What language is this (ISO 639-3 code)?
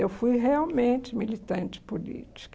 por